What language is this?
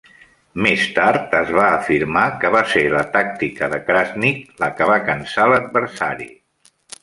Catalan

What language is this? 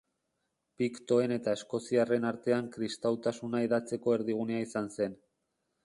Basque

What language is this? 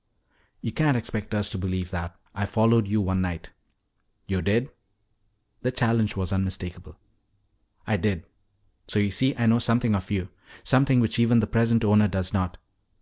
English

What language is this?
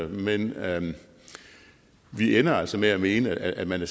Danish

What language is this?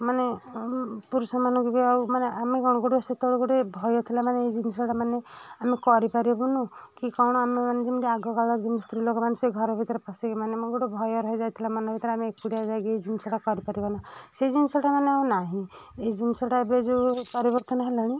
Odia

